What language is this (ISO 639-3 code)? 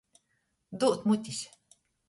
ltg